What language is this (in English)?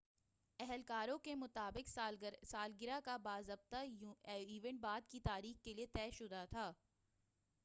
Urdu